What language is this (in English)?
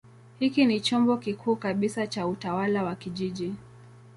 Swahili